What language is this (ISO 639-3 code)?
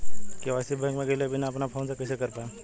bho